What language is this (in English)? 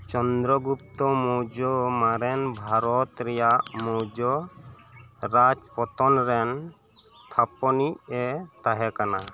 Santali